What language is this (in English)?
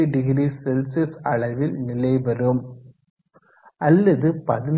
Tamil